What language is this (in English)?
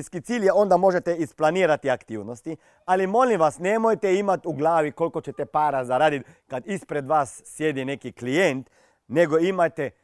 Croatian